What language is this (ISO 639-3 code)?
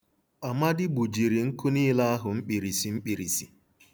ibo